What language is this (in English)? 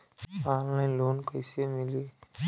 Bhojpuri